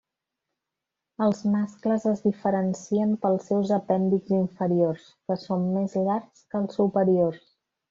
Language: Catalan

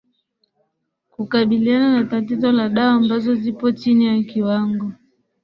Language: Swahili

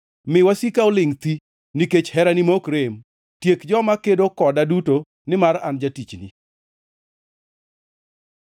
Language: Luo (Kenya and Tanzania)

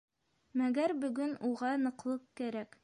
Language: Bashkir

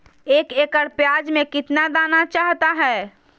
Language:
Magahi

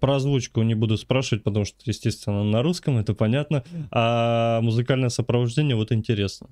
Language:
Russian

